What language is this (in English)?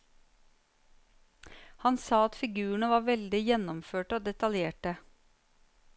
Norwegian